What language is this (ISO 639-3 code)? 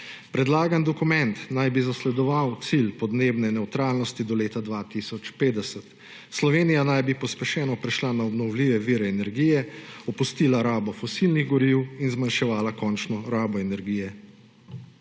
slv